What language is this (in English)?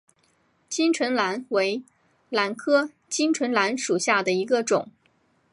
Chinese